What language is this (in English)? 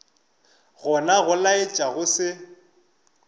Northern Sotho